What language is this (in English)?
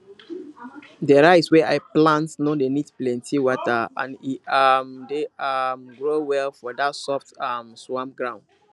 Nigerian Pidgin